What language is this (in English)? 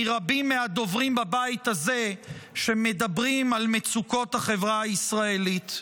Hebrew